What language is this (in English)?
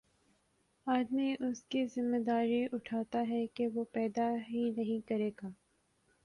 Urdu